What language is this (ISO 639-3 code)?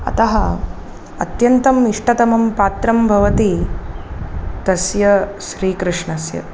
san